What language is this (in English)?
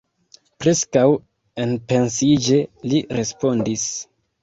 Esperanto